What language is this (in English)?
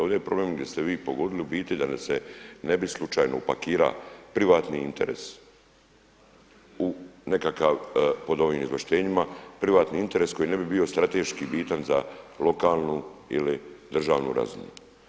Croatian